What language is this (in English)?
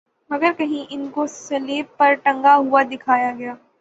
Urdu